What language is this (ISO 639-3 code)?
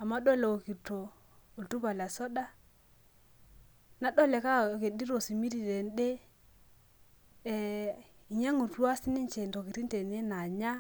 mas